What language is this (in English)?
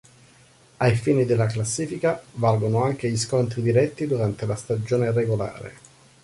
Italian